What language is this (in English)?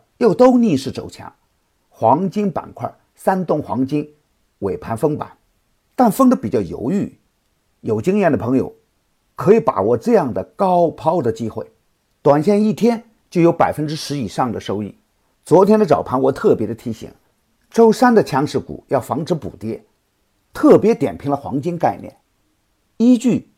Chinese